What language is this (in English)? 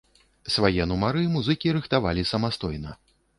Belarusian